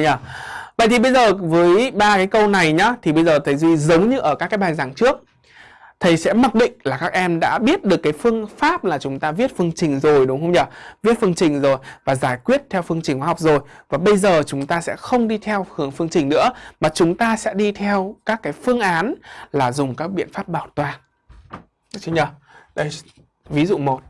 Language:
Vietnamese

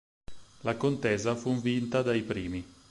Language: Italian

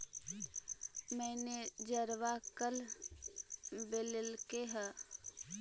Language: Magahi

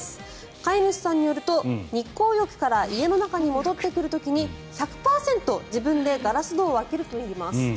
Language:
Japanese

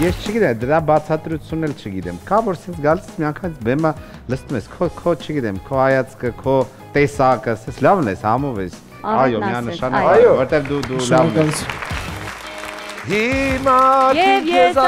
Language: Romanian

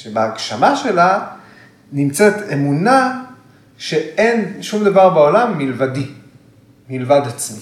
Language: Hebrew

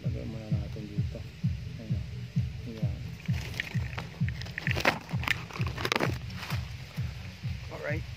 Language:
Filipino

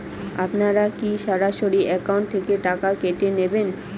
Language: Bangla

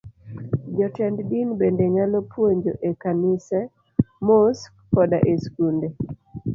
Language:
Luo (Kenya and Tanzania)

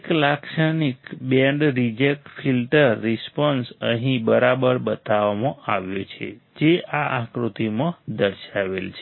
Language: Gujarati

